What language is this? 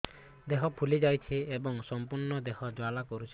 Odia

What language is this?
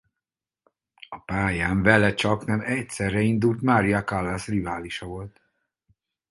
Hungarian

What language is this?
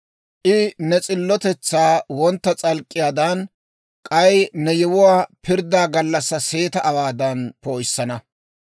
Dawro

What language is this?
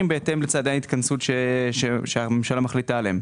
Hebrew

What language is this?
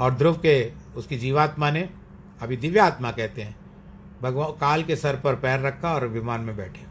Hindi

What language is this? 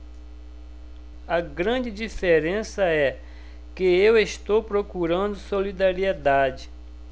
Portuguese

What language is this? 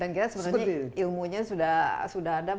Indonesian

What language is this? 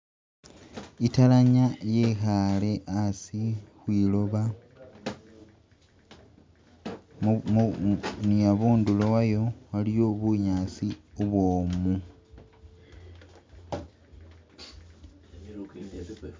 Masaaba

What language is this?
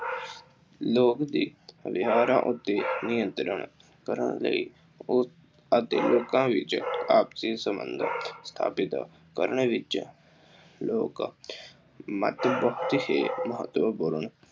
Punjabi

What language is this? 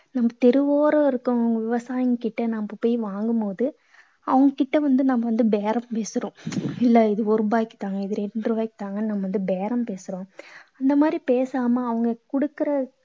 Tamil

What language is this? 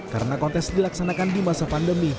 Indonesian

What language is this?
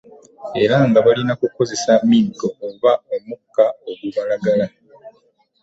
Ganda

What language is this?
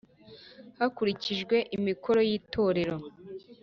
Kinyarwanda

